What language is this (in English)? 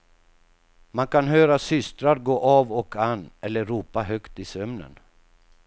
Swedish